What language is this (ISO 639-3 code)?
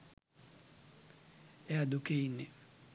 sin